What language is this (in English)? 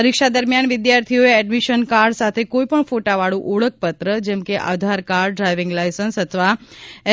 Gujarati